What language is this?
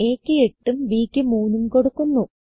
Malayalam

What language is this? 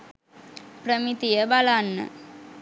Sinhala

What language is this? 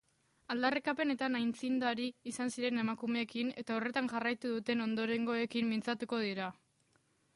Basque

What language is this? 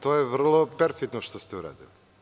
Serbian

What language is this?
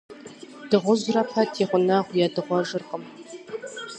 Kabardian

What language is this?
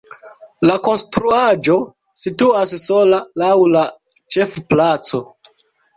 Esperanto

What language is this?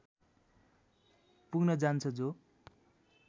Nepali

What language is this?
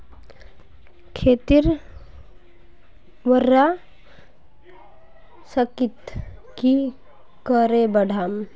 Magahi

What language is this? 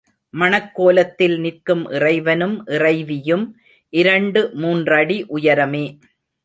Tamil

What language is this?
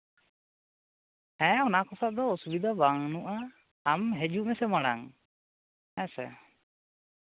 Santali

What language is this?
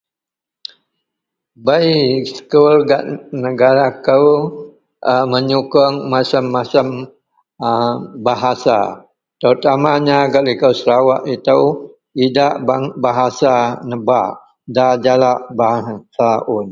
Central Melanau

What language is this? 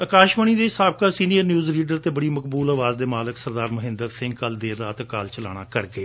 Punjabi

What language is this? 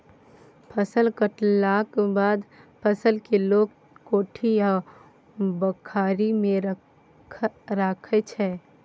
Maithili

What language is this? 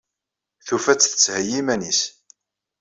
Kabyle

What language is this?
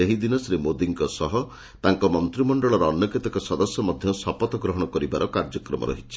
Odia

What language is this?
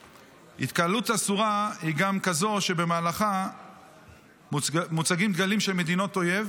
Hebrew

